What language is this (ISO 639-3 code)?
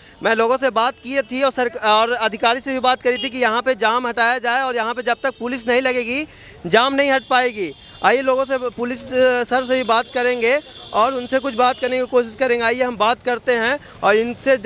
hin